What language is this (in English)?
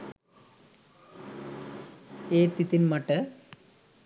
Sinhala